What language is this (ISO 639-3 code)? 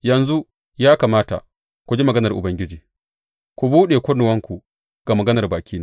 hau